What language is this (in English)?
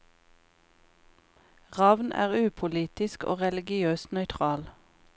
Norwegian